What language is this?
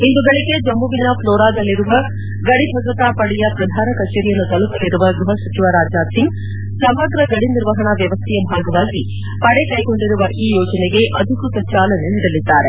Kannada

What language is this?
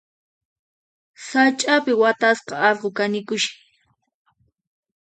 Puno Quechua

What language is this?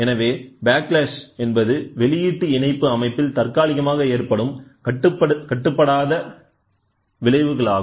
Tamil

